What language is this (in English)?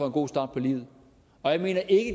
Danish